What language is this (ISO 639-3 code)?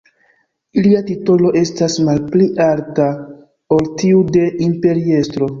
epo